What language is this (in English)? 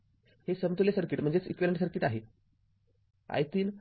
Marathi